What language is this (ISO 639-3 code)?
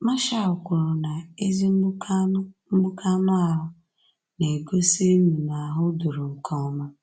ibo